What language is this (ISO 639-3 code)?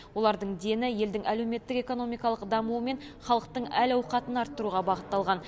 kaz